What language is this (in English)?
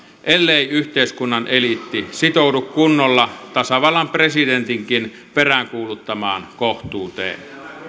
Finnish